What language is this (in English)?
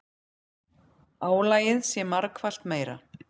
Icelandic